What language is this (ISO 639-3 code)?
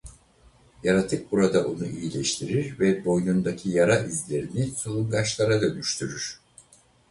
tur